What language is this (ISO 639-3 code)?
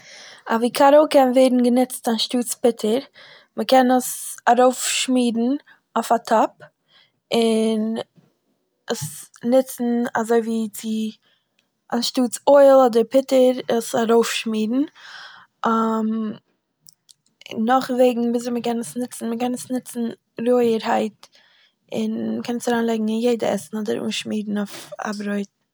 yid